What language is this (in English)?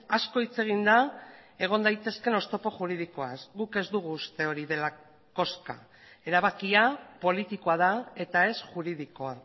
Basque